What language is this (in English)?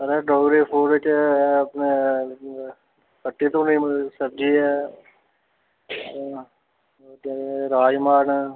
Dogri